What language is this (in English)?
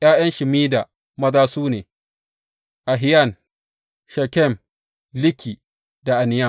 Hausa